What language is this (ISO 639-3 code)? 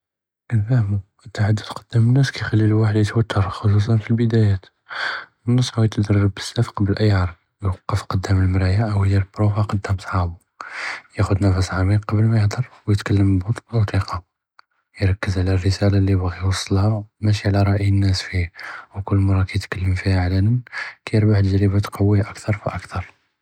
jrb